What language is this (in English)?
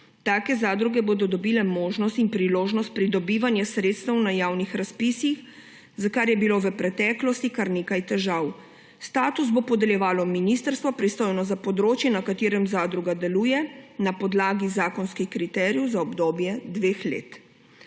Slovenian